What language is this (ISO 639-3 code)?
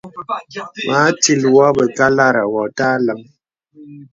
beb